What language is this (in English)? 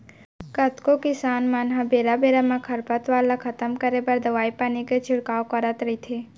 Chhattisgarhi